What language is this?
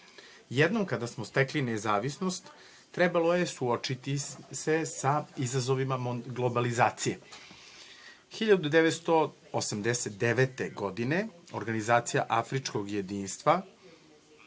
Serbian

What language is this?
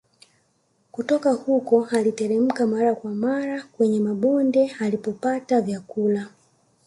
Swahili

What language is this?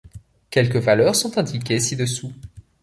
French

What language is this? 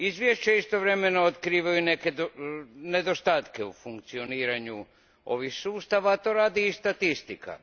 Croatian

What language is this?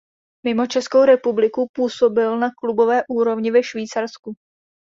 Czech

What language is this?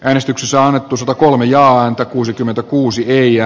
Finnish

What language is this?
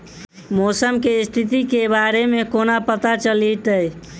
Maithili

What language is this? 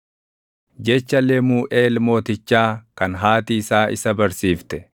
Oromo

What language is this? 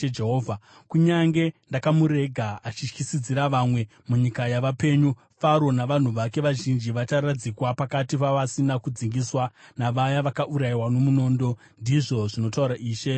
Shona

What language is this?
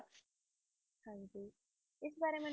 Punjabi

